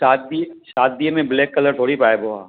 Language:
Sindhi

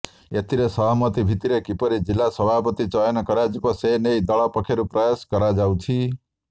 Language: Odia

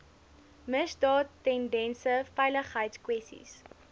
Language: Afrikaans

